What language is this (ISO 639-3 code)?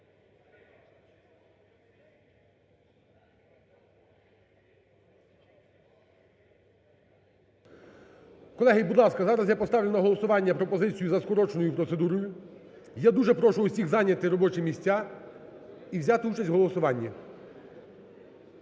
ukr